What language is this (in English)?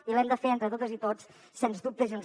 Catalan